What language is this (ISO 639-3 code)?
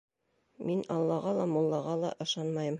bak